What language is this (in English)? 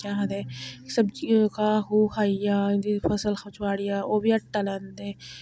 Dogri